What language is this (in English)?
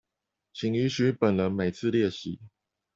Chinese